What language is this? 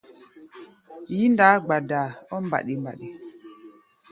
Gbaya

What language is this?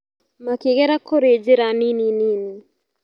Kikuyu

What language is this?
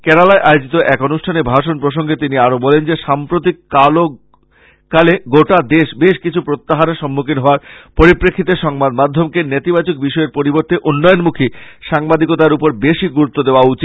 Bangla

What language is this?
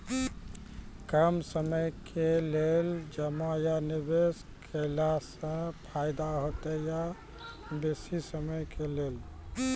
Maithili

